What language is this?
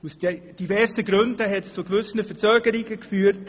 Swiss German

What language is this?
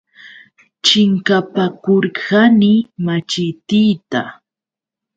Yauyos Quechua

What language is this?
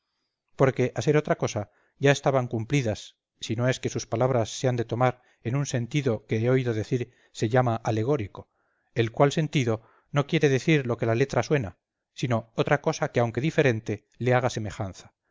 Spanish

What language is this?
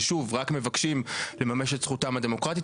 Hebrew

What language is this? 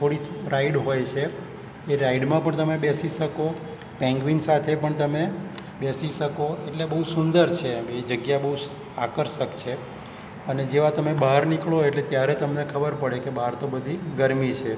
Gujarati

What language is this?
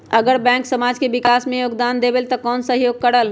Magahi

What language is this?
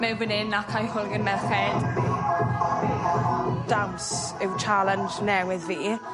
Welsh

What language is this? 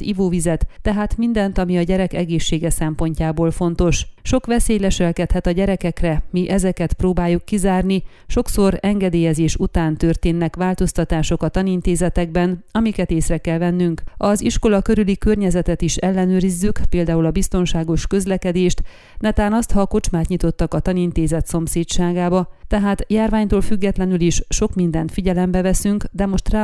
Hungarian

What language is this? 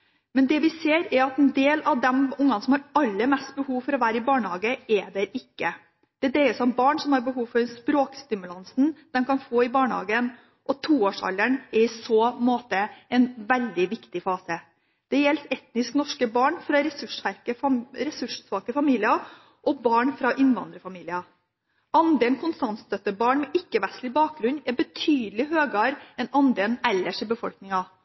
Norwegian Bokmål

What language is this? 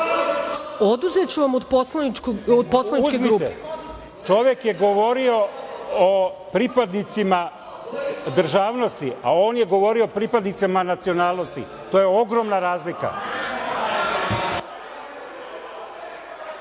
Serbian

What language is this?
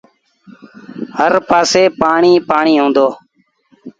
Sindhi Bhil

